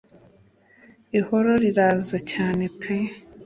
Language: Kinyarwanda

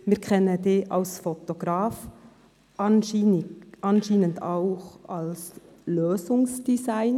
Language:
Swiss German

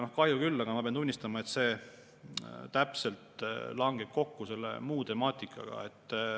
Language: Estonian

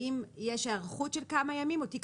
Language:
Hebrew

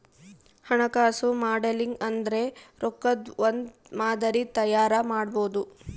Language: Kannada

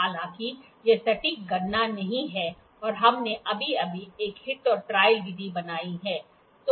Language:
Hindi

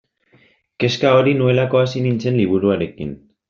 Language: Basque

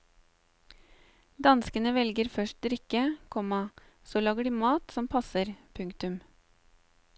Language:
Norwegian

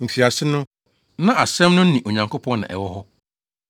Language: Akan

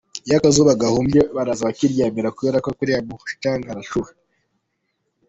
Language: Kinyarwanda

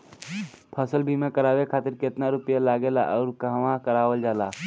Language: Bhojpuri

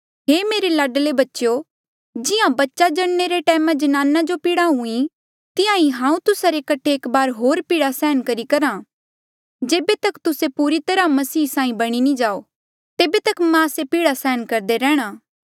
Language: Mandeali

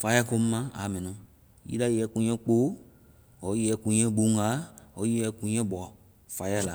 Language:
Vai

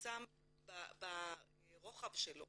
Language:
Hebrew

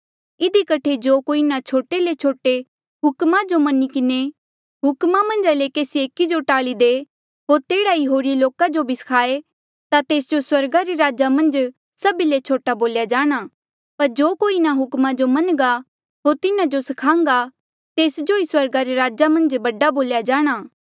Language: Mandeali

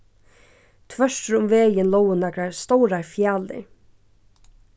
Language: Faroese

